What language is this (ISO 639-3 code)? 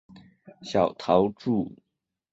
zho